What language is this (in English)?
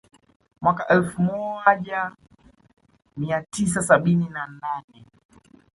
Swahili